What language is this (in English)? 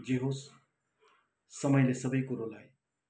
Nepali